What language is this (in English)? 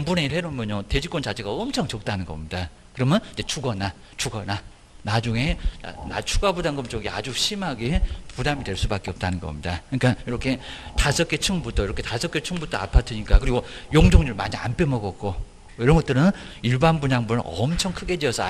Korean